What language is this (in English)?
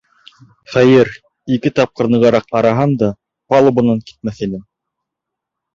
Bashkir